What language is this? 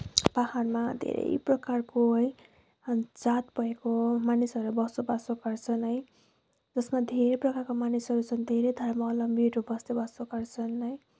Nepali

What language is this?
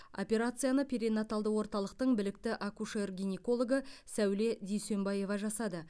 Kazakh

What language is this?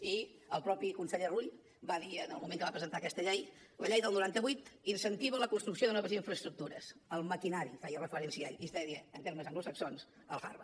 Catalan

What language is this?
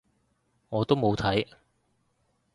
Cantonese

